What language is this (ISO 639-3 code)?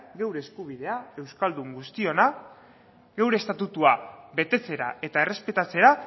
eus